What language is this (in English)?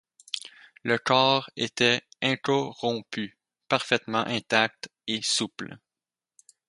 French